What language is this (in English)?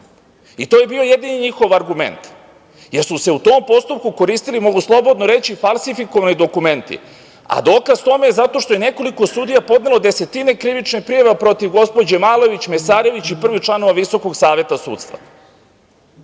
Serbian